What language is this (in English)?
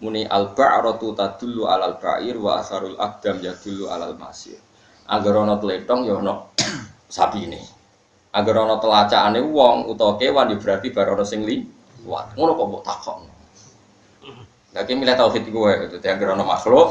Indonesian